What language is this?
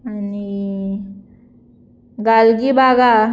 Konkani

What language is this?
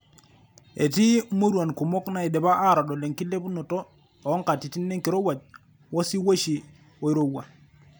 Masai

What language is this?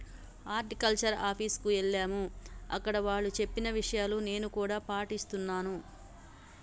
Telugu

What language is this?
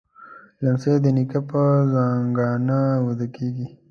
Pashto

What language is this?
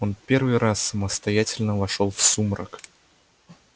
Russian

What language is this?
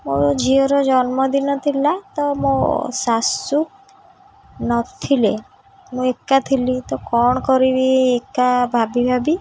Odia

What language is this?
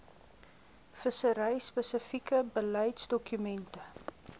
Afrikaans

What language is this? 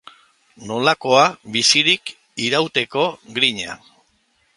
Basque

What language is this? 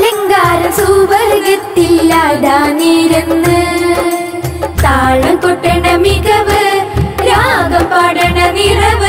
Malayalam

